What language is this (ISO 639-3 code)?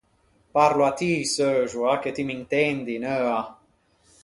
lij